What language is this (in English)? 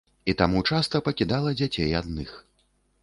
Belarusian